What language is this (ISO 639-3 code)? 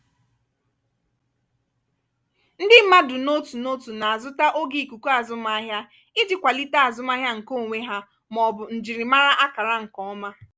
ibo